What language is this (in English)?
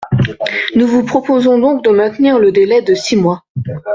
French